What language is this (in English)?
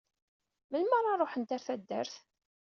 Kabyle